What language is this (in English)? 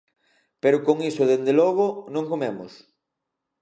Galician